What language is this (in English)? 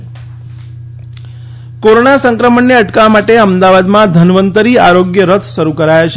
Gujarati